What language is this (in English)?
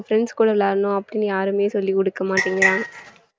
Tamil